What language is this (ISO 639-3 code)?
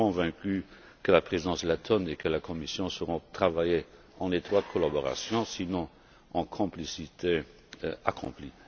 fra